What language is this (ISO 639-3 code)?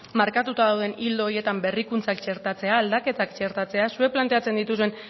eus